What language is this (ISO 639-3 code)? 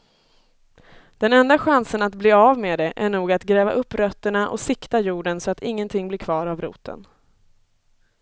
swe